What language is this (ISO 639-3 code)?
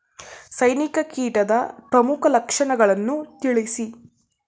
kan